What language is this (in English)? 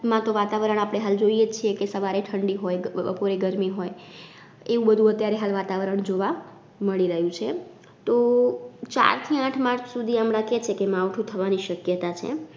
Gujarati